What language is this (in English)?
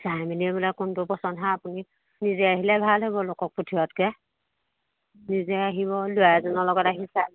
Assamese